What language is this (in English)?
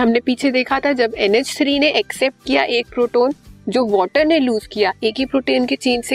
Hindi